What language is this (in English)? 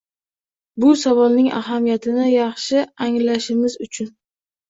Uzbek